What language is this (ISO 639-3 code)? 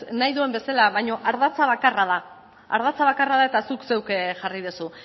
eus